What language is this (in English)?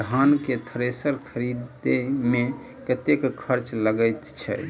Maithili